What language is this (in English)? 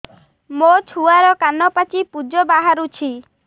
Odia